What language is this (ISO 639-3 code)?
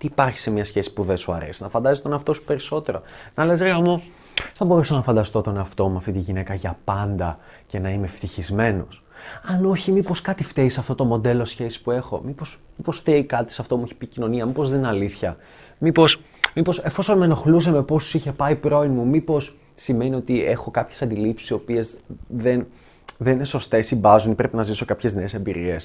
ell